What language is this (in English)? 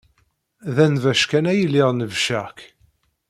Kabyle